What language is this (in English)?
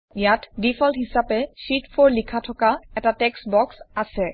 Assamese